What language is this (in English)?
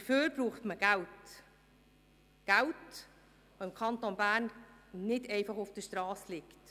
Swiss German